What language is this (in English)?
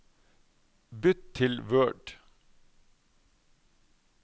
Norwegian